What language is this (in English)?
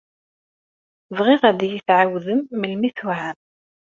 Kabyle